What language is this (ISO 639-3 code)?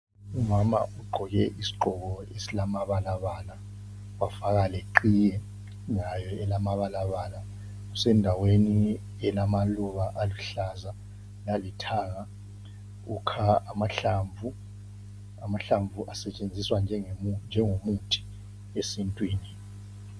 nde